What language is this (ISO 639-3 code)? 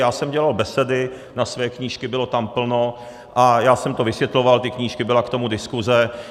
ces